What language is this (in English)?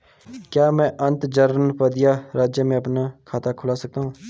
Hindi